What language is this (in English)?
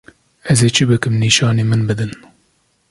Kurdish